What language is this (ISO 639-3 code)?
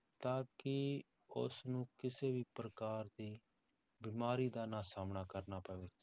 pan